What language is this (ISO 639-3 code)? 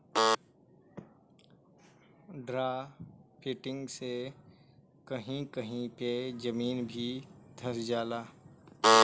bho